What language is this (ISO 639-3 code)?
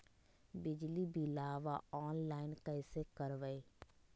mag